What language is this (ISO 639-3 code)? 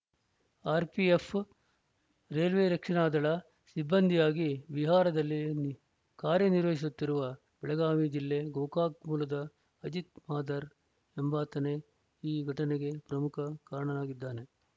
kan